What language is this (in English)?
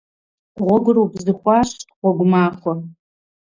Kabardian